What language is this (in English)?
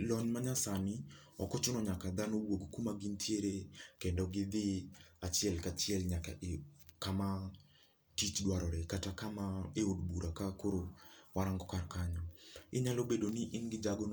Luo (Kenya and Tanzania)